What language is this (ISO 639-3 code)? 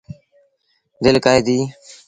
sbn